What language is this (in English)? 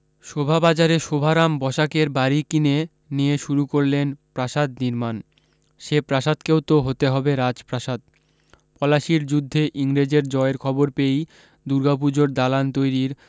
Bangla